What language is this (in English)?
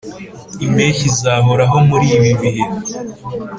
Kinyarwanda